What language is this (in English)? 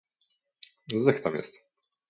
Polish